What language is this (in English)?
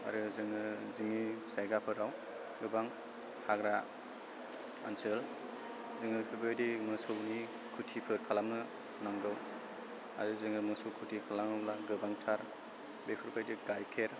Bodo